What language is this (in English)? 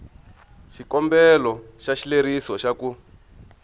Tsonga